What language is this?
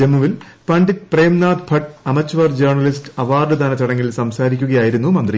Malayalam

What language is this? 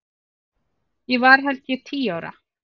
Icelandic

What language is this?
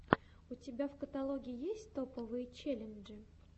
Russian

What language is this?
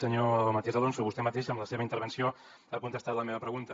Catalan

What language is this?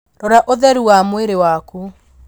Kikuyu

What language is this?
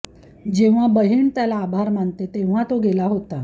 Marathi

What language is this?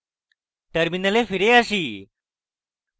Bangla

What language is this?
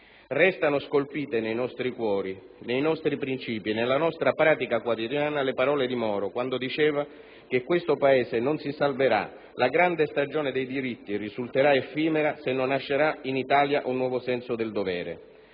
Italian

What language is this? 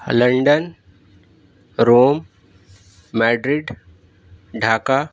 Urdu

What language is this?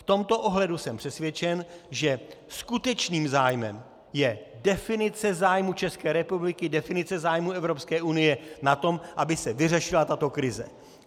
Czech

